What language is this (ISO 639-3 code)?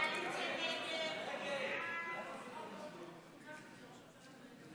heb